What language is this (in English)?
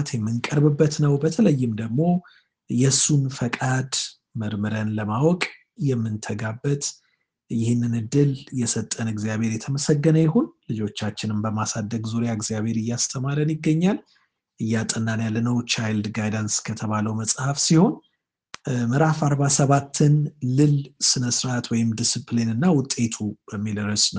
Amharic